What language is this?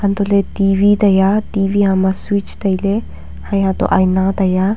Wancho Naga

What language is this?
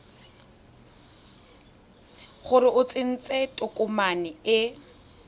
Tswana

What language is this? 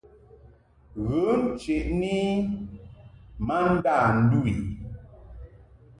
Mungaka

